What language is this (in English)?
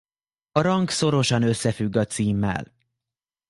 Hungarian